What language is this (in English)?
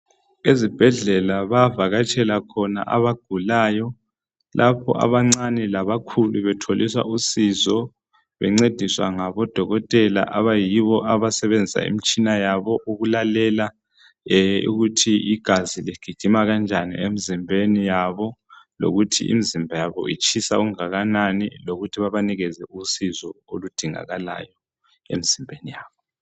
North Ndebele